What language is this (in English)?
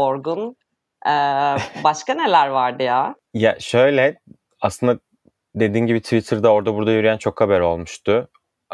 Turkish